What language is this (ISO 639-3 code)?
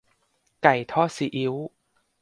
tha